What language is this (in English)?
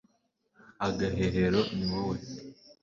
Kinyarwanda